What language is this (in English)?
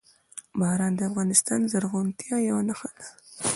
Pashto